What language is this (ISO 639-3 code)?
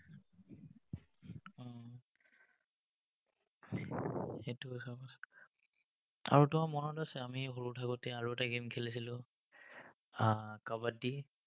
asm